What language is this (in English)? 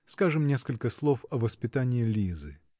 Russian